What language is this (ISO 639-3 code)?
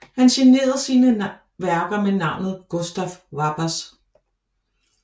dan